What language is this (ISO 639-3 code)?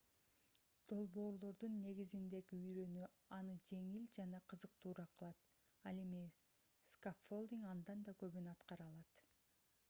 kir